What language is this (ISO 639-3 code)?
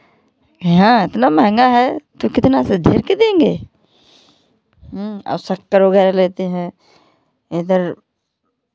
hin